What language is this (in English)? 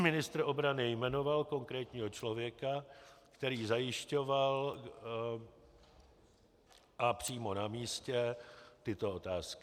Czech